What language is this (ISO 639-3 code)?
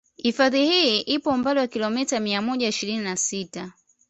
swa